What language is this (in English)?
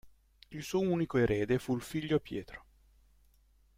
Italian